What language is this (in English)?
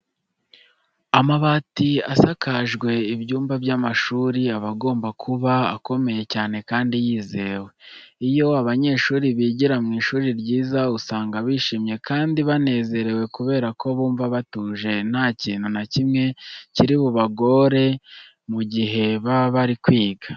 Kinyarwanda